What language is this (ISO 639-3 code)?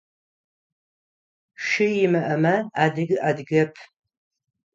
ady